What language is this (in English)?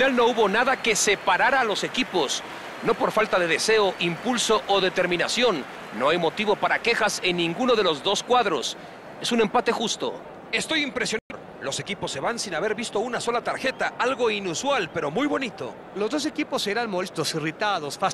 Spanish